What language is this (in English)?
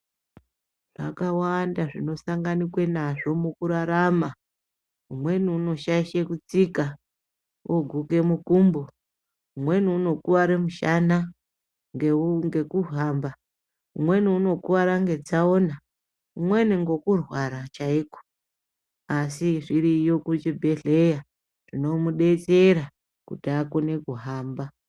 Ndau